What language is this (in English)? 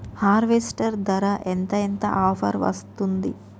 Telugu